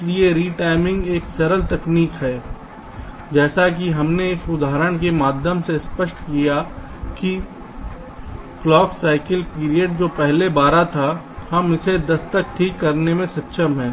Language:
Hindi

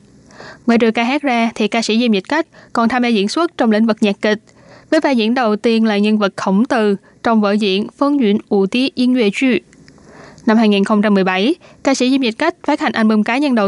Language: Vietnamese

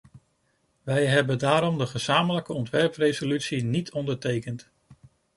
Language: Dutch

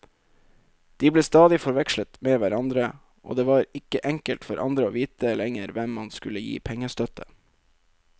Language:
Norwegian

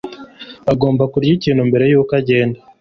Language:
Kinyarwanda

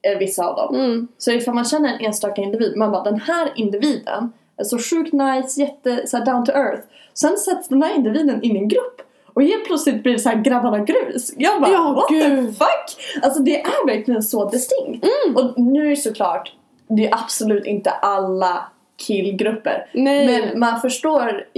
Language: Swedish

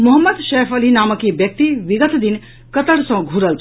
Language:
Maithili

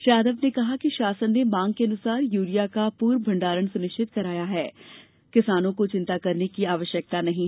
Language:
Hindi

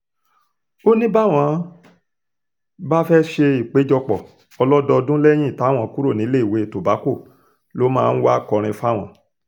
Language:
Yoruba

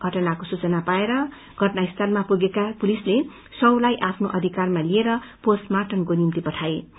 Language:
Nepali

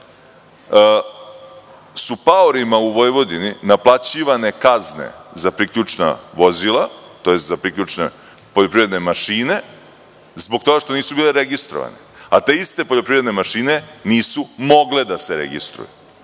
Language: Serbian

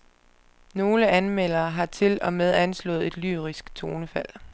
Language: Danish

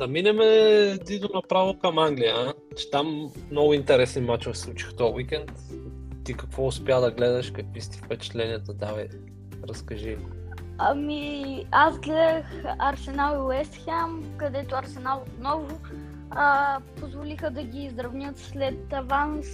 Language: Bulgarian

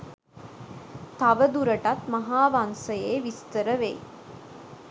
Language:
Sinhala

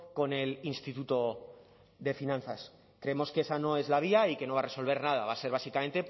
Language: Spanish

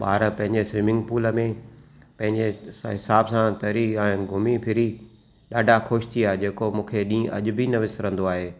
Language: Sindhi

